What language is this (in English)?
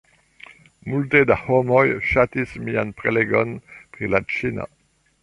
Esperanto